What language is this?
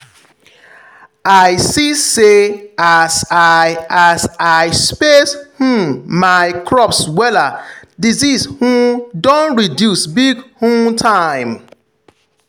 Nigerian Pidgin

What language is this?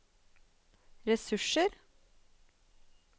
Norwegian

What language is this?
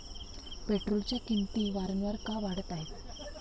Marathi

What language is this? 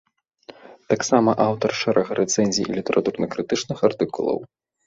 Belarusian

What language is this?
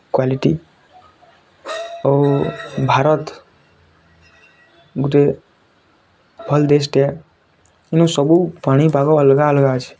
Odia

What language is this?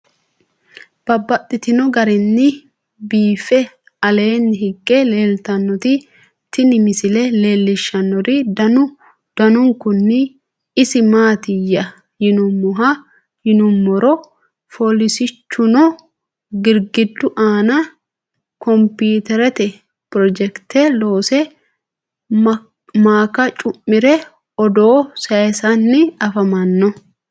Sidamo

